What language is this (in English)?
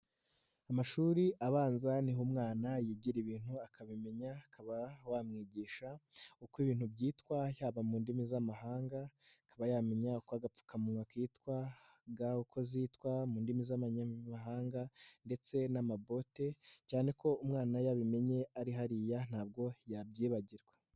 Kinyarwanda